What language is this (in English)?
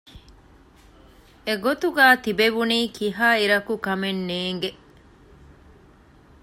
Divehi